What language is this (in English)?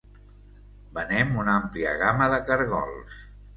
Catalan